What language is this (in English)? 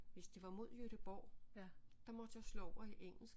Danish